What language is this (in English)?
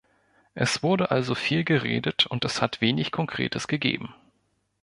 German